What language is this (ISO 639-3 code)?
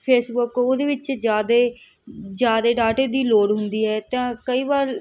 pan